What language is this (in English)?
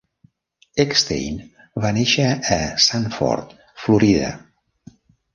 Catalan